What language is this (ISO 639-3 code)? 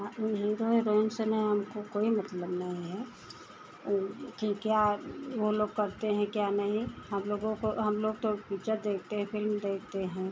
hin